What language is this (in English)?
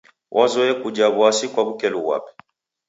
Taita